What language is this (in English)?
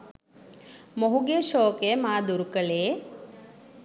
Sinhala